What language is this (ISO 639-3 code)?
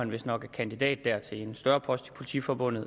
dan